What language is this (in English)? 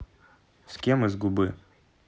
Russian